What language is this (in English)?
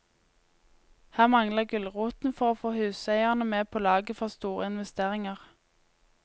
Norwegian